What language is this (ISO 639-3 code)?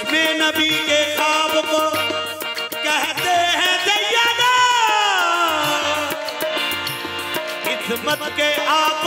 ara